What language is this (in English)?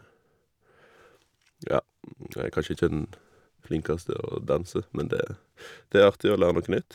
Norwegian